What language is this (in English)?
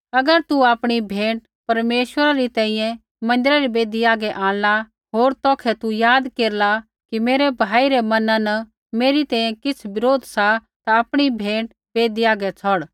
Kullu Pahari